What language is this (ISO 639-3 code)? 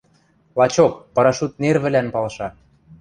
mrj